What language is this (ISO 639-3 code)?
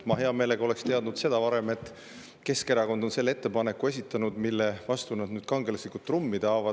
est